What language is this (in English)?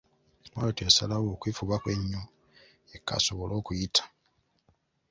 Ganda